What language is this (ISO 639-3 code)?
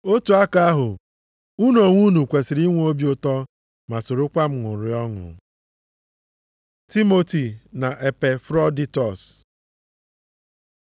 ibo